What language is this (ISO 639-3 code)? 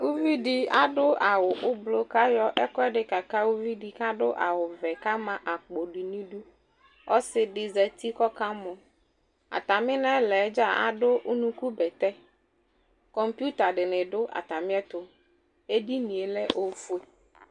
kpo